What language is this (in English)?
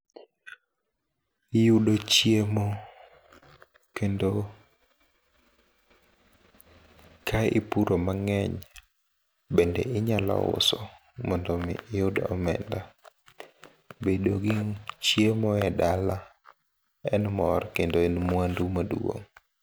Luo (Kenya and Tanzania)